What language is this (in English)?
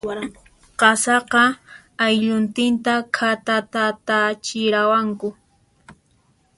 Puno Quechua